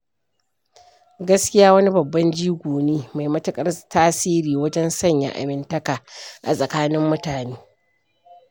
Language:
Hausa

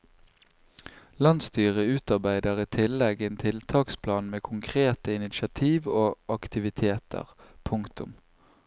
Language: Norwegian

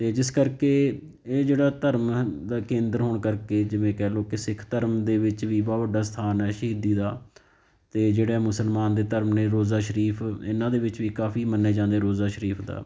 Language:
Punjabi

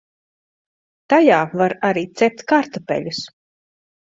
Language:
Latvian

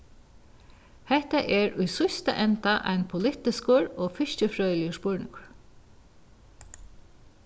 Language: Faroese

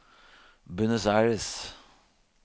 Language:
Norwegian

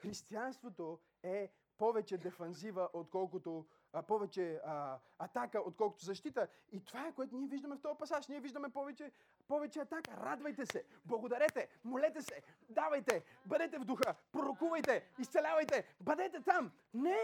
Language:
Bulgarian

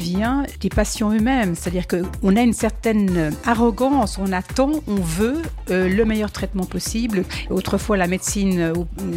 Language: French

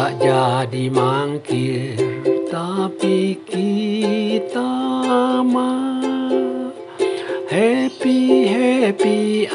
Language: Indonesian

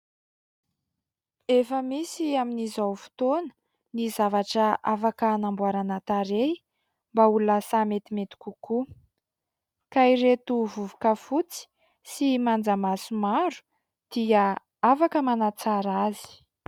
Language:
Malagasy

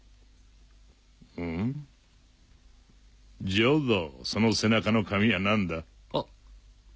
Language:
Japanese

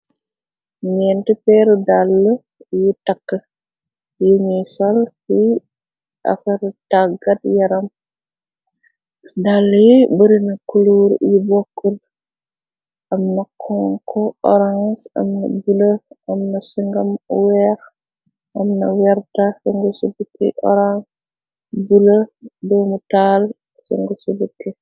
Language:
Wolof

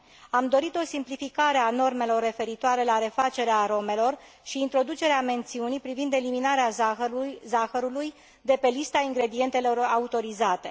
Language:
Romanian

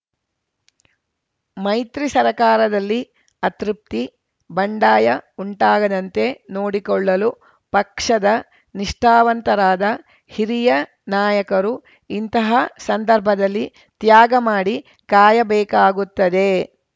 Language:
Kannada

